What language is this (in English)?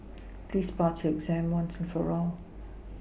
English